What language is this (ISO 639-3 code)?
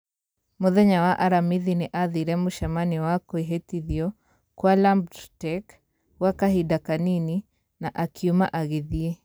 kik